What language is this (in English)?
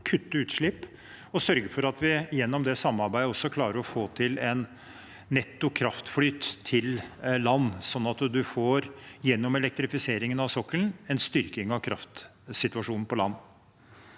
Norwegian